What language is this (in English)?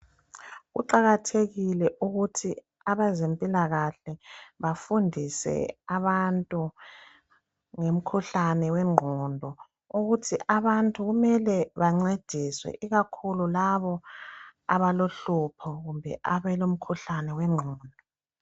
North Ndebele